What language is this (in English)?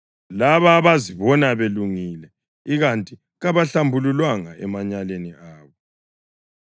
North Ndebele